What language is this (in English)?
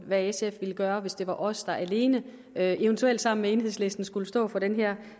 Danish